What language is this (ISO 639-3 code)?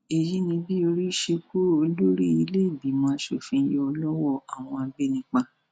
yor